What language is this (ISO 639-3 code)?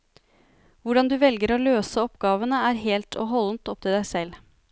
nor